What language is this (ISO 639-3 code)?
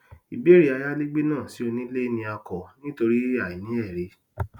yor